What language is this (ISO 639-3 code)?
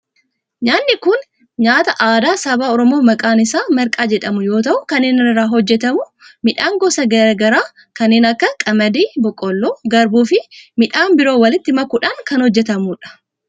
orm